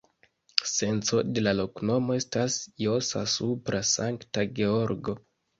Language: Esperanto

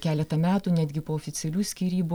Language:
Lithuanian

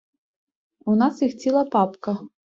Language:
Ukrainian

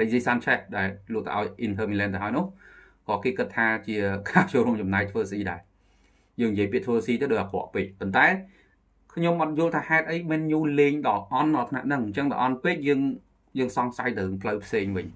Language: Vietnamese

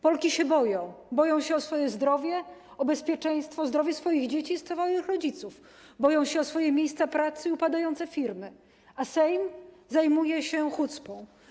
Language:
Polish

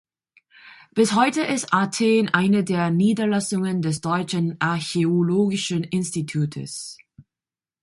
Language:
German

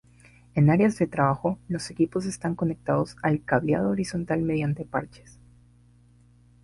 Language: Spanish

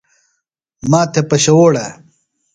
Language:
Phalura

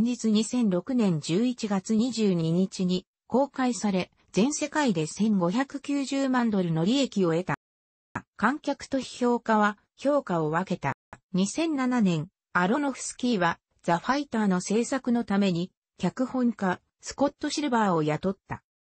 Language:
Japanese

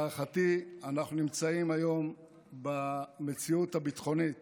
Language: Hebrew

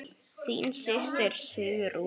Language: Icelandic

